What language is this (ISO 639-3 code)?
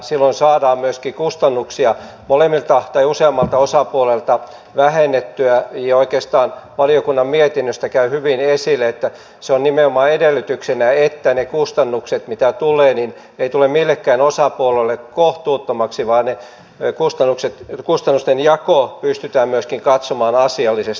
fin